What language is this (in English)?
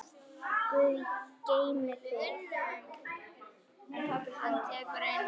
Icelandic